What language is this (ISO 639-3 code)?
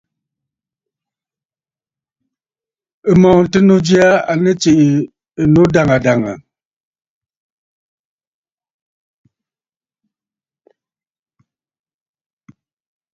bfd